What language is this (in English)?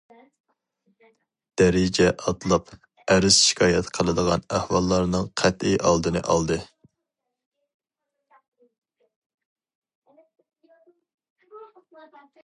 Uyghur